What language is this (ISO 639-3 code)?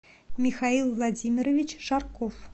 rus